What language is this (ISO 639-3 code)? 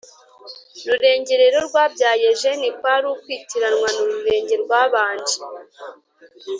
kin